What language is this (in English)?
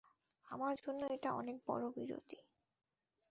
Bangla